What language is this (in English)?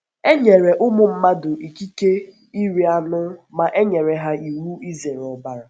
Igbo